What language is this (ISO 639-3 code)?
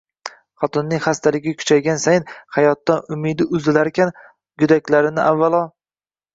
uzb